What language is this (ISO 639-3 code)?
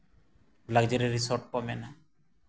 sat